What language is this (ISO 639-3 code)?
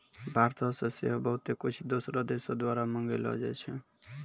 mai